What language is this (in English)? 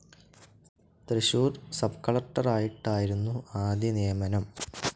Malayalam